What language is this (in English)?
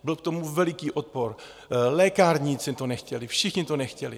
Czech